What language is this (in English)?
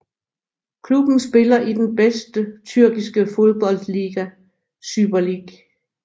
Danish